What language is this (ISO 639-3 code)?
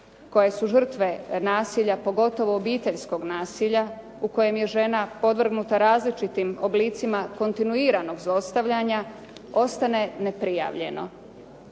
hrv